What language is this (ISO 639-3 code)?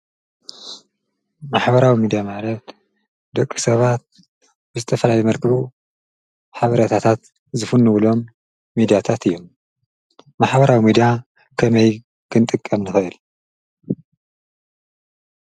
tir